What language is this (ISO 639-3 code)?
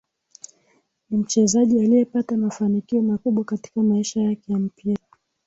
swa